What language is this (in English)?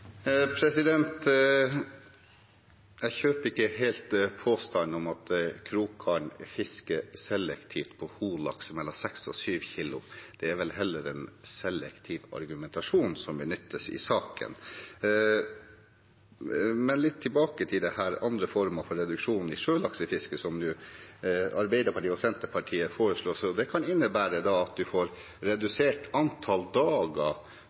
Norwegian